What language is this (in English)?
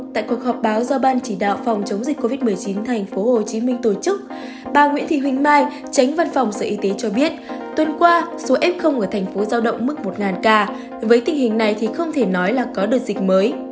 Vietnamese